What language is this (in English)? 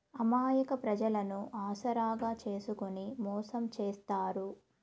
Telugu